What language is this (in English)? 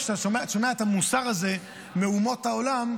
Hebrew